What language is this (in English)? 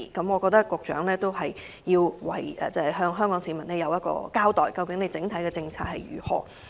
Cantonese